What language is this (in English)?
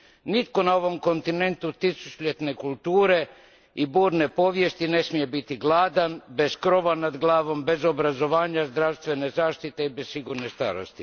Croatian